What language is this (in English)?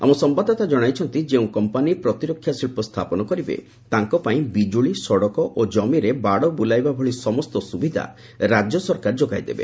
Odia